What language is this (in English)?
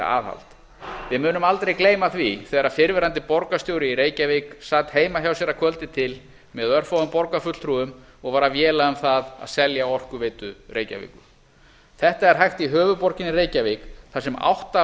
Icelandic